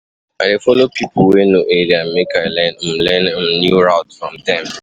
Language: Nigerian Pidgin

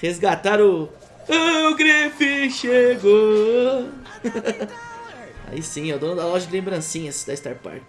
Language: Portuguese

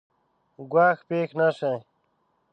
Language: Pashto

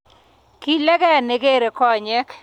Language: Kalenjin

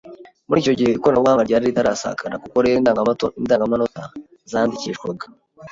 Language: Kinyarwanda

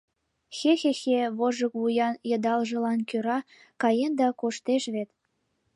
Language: Mari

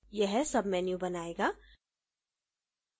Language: Hindi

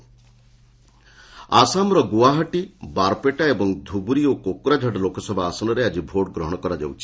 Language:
Odia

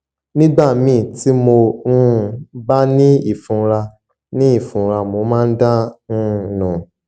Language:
Yoruba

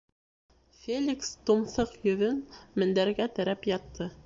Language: Bashkir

